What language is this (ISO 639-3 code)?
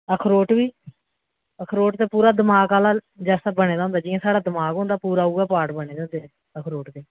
doi